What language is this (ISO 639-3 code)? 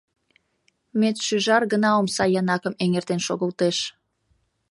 chm